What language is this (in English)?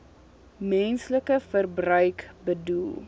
Afrikaans